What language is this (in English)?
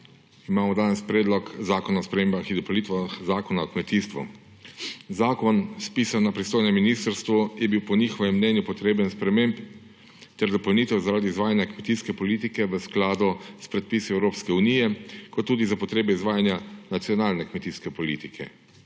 Slovenian